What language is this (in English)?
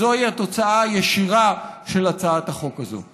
Hebrew